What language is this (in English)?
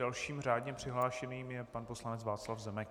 Czech